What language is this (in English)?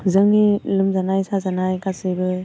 Bodo